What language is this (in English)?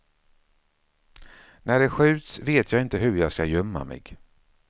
Swedish